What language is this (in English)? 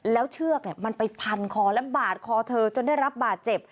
Thai